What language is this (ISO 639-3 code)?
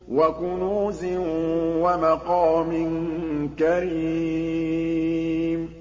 ara